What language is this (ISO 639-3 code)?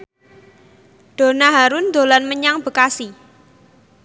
jav